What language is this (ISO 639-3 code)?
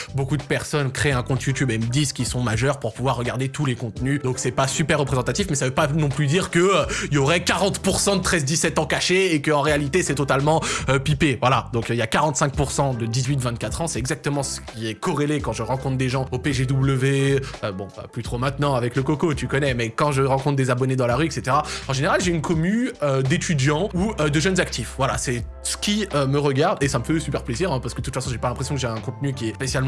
fra